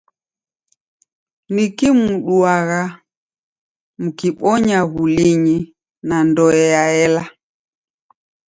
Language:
Taita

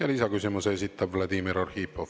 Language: Estonian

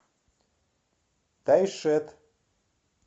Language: Russian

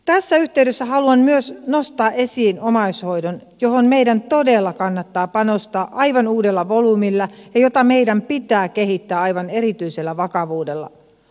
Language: Finnish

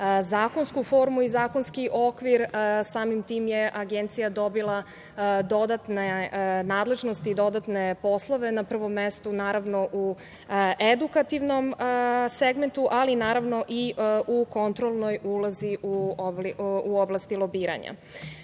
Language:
Serbian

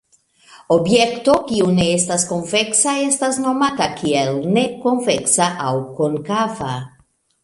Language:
Esperanto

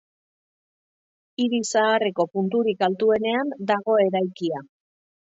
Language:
Basque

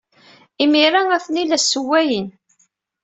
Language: Kabyle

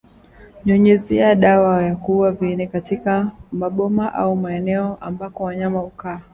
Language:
Swahili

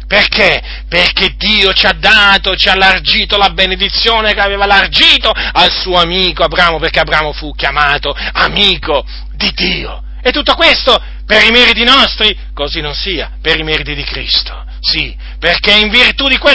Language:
Italian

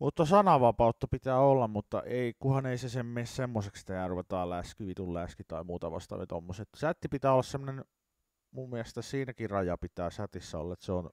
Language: Finnish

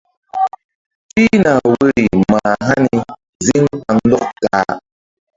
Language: Mbum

